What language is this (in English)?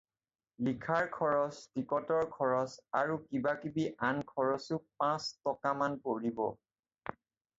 Assamese